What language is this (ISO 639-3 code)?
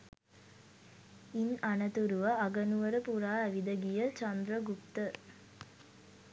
sin